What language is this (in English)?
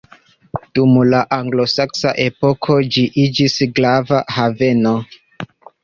Esperanto